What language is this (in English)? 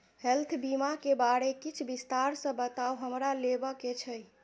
Maithili